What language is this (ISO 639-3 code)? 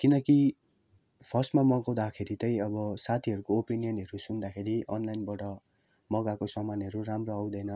nep